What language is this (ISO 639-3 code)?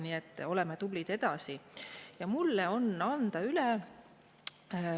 est